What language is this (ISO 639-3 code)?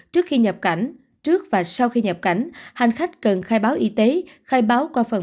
vie